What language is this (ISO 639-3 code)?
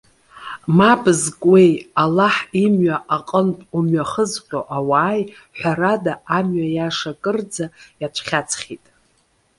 abk